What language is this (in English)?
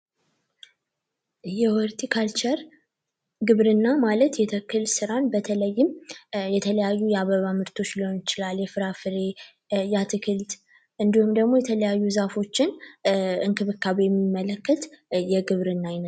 Amharic